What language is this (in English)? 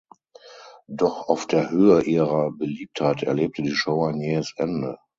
German